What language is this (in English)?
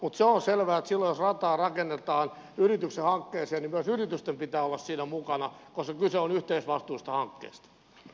Finnish